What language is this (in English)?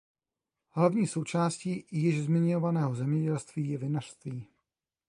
Czech